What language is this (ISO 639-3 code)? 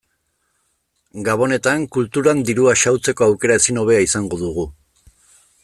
eus